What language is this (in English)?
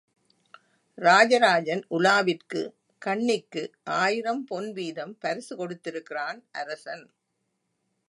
Tamil